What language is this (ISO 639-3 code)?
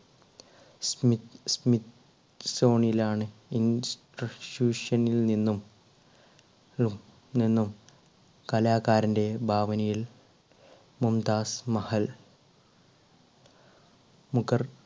mal